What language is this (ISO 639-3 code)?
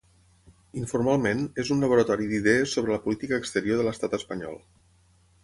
cat